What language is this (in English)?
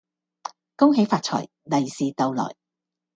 Cantonese